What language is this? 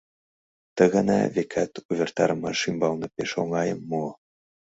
Mari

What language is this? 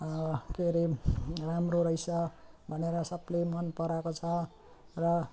Nepali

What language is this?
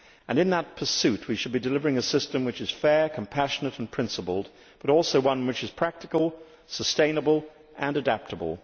English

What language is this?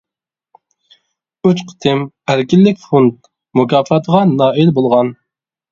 Uyghur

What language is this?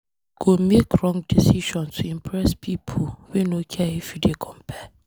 Nigerian Pidgin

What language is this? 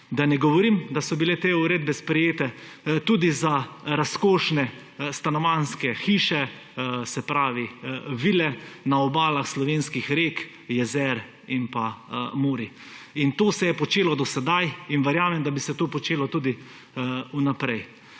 Slovenian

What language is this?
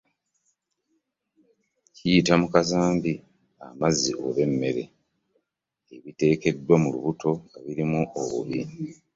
Ganda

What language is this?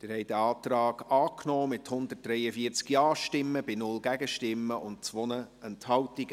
Swiss German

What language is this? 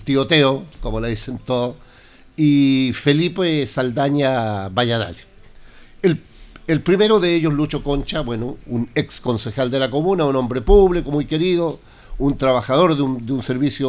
Spanish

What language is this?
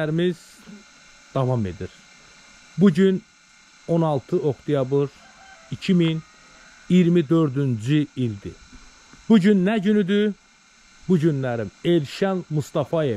Turkish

